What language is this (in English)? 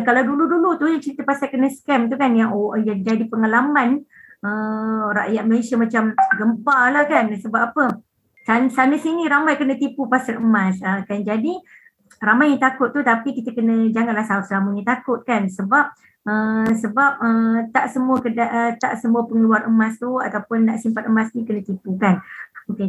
Malay